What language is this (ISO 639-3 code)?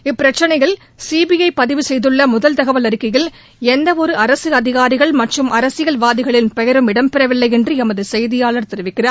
tam